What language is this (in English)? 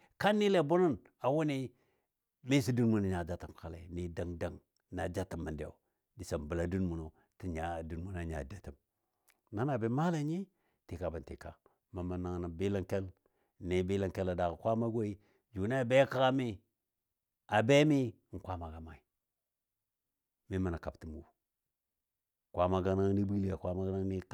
Dadiya